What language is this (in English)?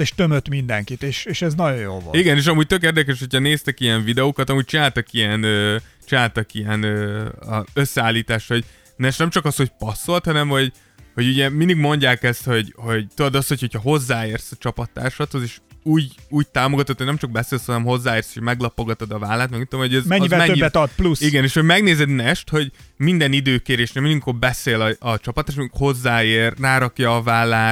Hungarian